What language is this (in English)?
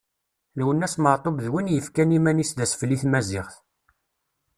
Kabyle